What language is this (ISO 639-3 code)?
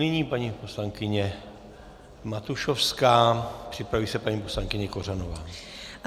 ces